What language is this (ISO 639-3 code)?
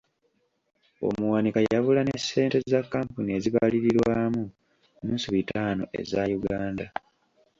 lug